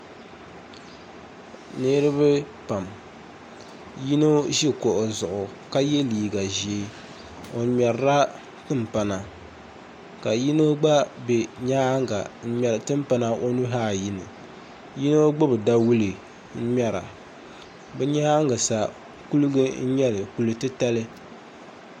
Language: Dagbani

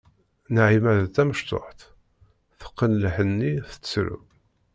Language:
Kabyle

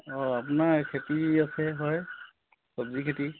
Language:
Assamese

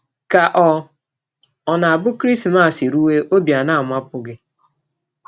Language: Igbo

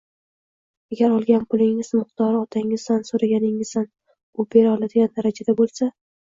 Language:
Uzbek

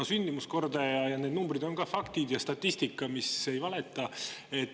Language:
Estonian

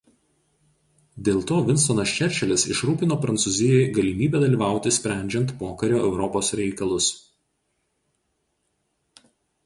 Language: Lithuanian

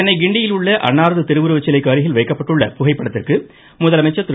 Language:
Tamil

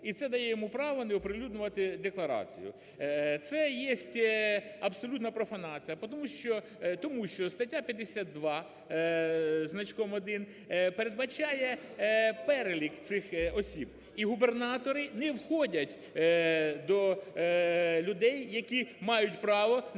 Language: Ukrainian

